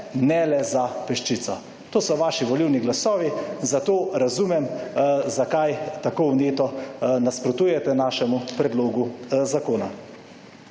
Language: Slovenian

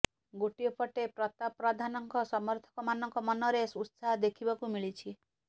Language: Odia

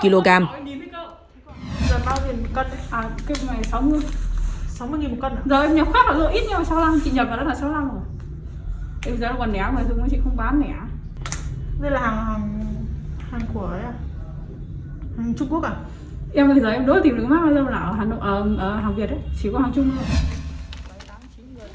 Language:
Vietnamese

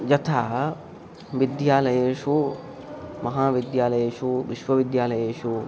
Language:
Sanskrit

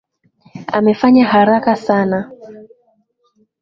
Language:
Swahili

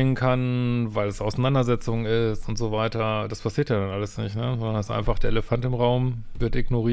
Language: German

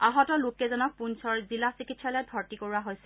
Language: Assamese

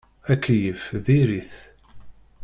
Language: Kabyle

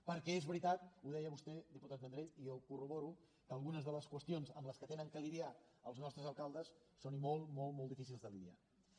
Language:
Catalan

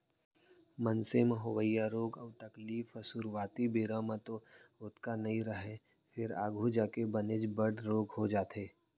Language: Chhattisgarhi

